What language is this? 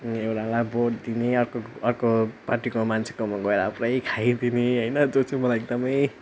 Nepali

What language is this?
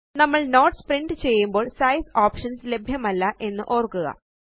Malayalam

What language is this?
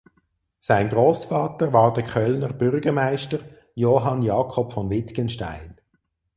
German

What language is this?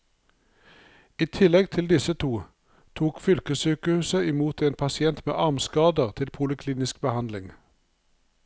Norwegian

